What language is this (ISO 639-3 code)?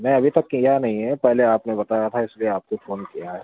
urd